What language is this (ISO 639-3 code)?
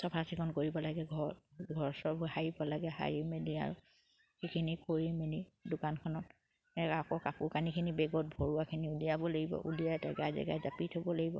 asm